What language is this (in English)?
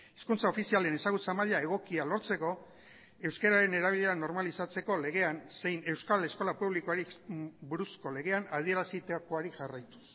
Basque